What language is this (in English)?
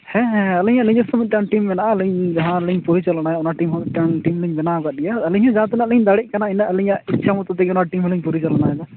Santali